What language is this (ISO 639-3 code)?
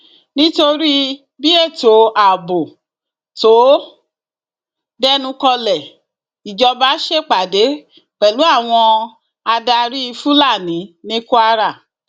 yor